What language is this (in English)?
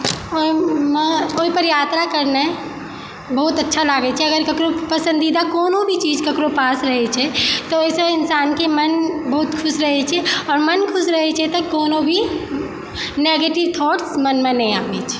Maithili